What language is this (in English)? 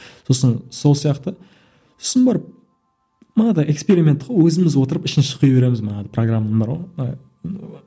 Kazakh